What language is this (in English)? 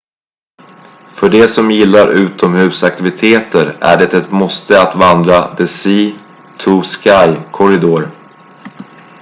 Swedish